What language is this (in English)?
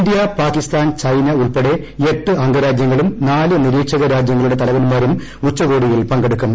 Malayalam